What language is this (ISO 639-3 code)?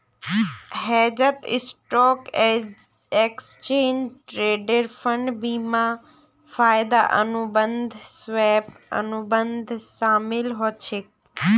mag